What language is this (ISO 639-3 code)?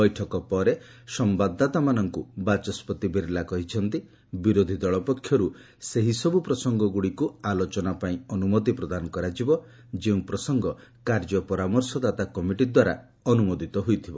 ori